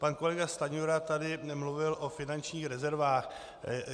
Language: Czech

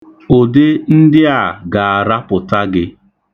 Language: Igbo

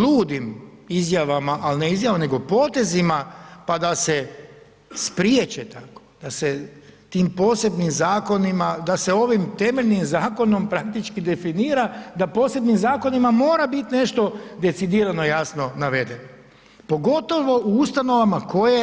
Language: Croatian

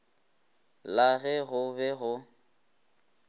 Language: Northern Sotho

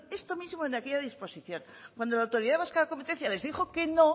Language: Spanish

